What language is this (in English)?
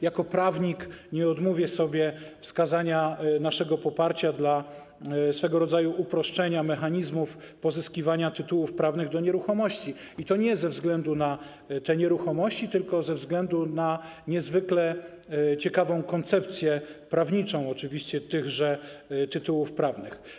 Polish